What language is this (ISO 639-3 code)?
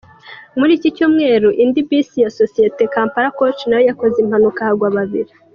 kin